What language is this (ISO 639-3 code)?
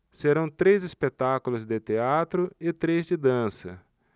por